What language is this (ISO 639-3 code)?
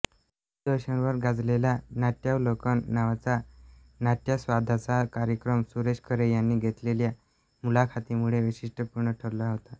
mar